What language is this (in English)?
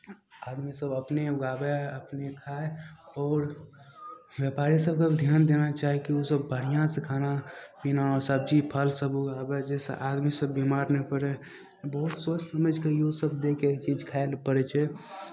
Maithili